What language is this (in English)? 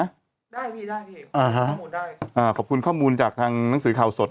Thai